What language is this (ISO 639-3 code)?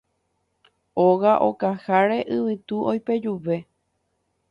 grn